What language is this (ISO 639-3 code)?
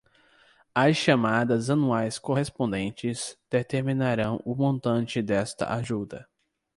por